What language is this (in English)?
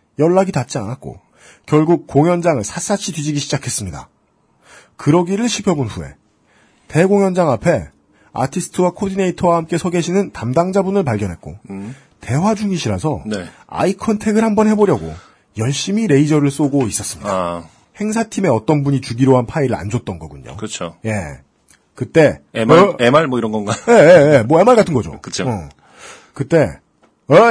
Korean